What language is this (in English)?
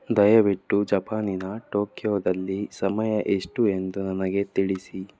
Kannada